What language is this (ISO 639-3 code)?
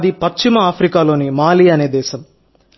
tel